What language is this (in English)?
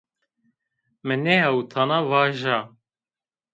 Zaza